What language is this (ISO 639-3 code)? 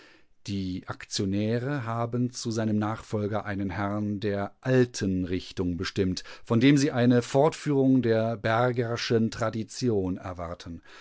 deu